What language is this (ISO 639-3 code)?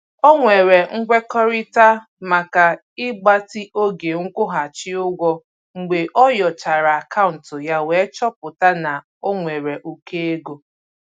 ibo